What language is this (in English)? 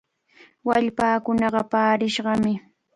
Cajatambo North Lima Quechua